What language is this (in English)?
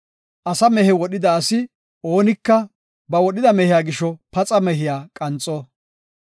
Gofa